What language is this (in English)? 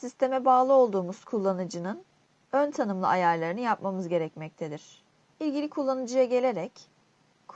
Turkish